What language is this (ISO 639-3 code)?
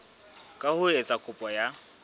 sot